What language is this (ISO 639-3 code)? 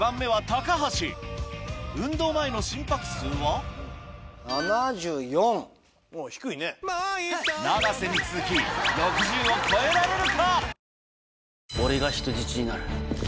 jpn